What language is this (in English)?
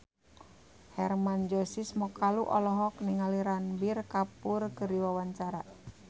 Sundanese